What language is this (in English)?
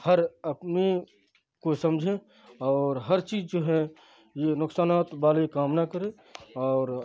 Urdu